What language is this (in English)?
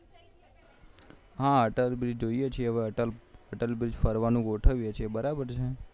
Gujarati